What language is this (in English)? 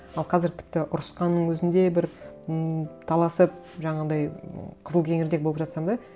Kazakh